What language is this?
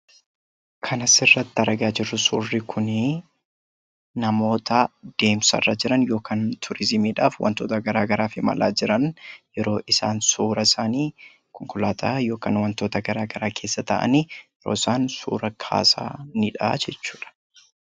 Oromo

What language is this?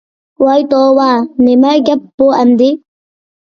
Uyghur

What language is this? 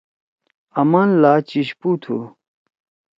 Torwali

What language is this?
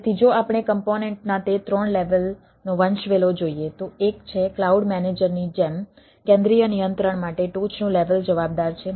Gujarati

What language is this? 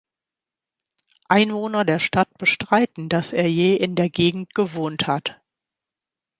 German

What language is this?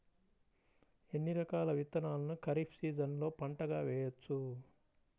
Telugu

